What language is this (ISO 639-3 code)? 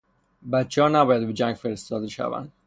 fas